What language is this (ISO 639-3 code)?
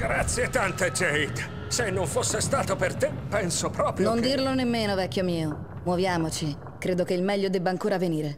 ita